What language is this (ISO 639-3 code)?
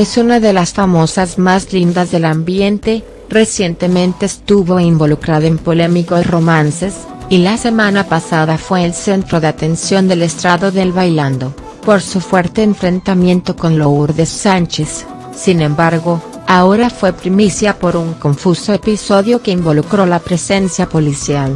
spa